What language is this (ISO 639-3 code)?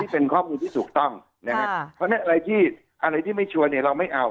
tha